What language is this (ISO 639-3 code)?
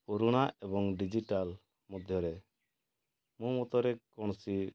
ori